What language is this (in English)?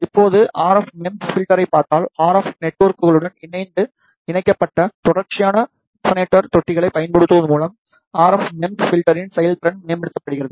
Tamil